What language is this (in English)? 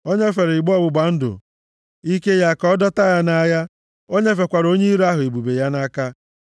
Igbo